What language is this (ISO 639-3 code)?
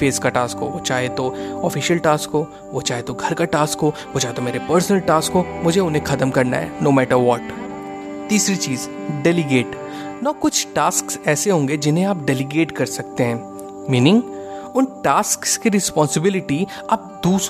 hin